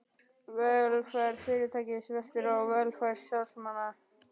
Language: Icelandic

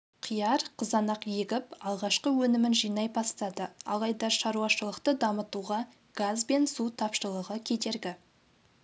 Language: Kazakh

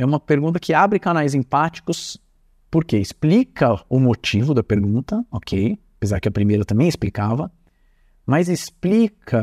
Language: Portuguese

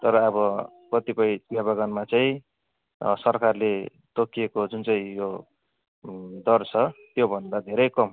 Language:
Nepali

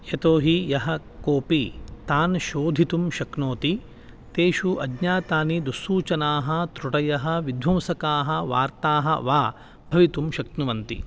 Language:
Sanskrit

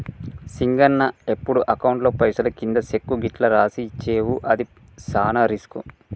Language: Telugu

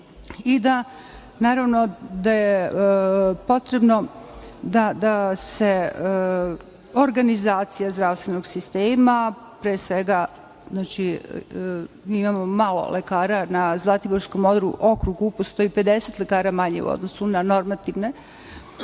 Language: Serbian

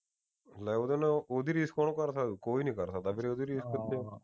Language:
Punjabi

